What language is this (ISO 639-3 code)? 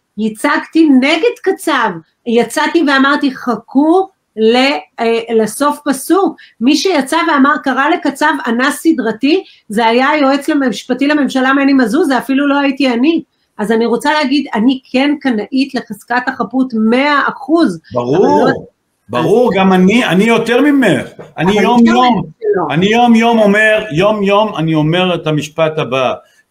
heb